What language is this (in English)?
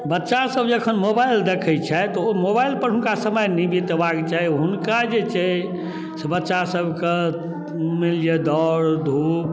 Maithili